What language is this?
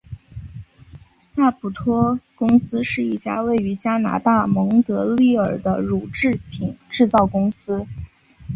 Chinese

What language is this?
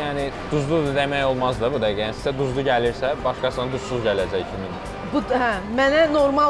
Turkish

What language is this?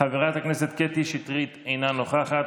Hebrew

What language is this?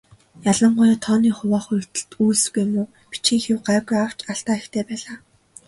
Mongolian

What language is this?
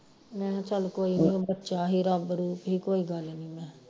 Punjabi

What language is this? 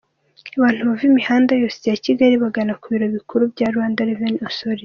Kinyarwanda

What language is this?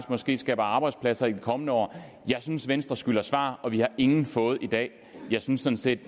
Danish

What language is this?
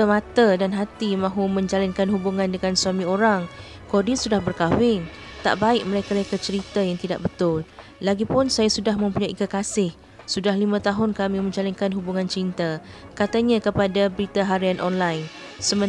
Malay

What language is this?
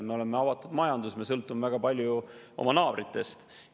Estonian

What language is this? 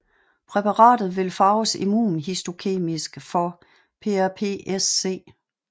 Danish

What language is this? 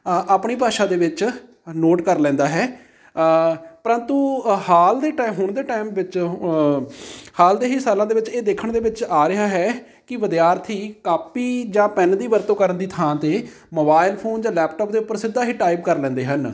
Punjabi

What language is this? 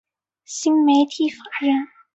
Chinese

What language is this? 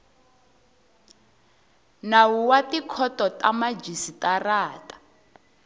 Tsonga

